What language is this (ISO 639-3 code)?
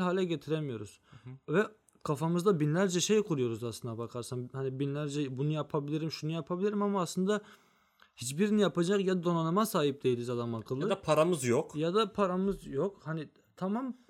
tur